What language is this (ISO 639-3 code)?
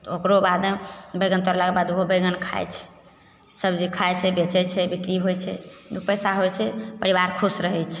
mai